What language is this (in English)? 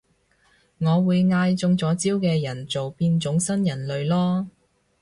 Cantonese